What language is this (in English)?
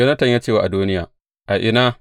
Hausa